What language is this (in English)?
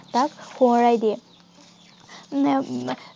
Assamese